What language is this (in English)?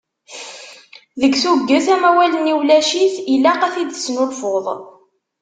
Kabyle